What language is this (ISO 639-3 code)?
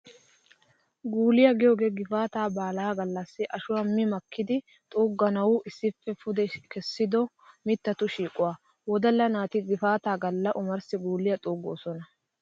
wal